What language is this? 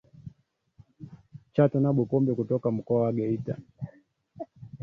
Swahili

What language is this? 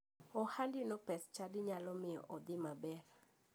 Luo (Kenya and Tanzania)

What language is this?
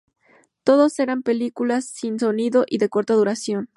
Spanish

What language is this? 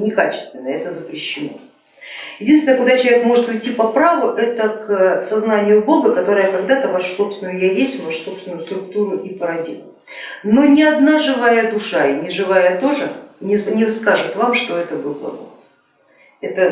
Russian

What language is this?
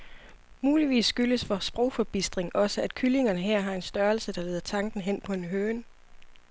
Danish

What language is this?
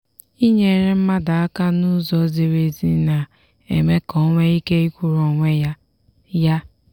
Igbo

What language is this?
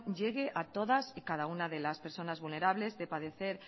Spanish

